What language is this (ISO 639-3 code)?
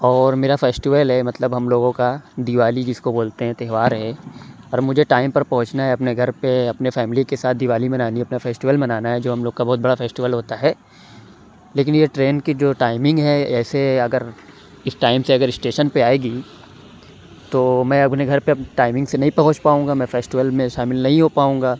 urd